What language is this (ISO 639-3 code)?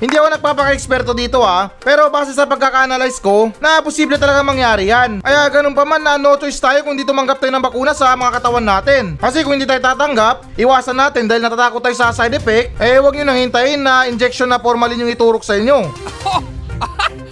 fil